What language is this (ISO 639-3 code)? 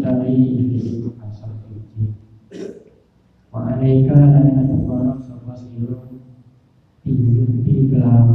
ind